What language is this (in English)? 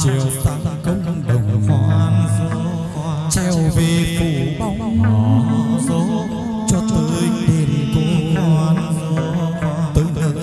Vietnamese